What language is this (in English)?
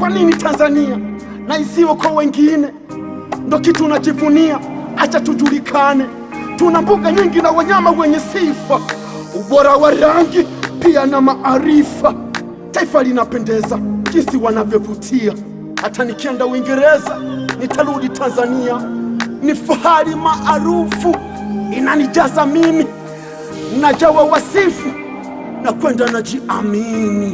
Swahili